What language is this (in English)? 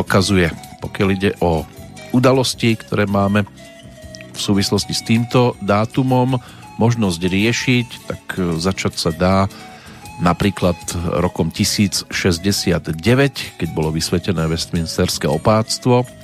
Slovak